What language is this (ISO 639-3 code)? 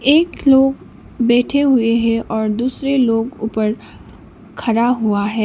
hin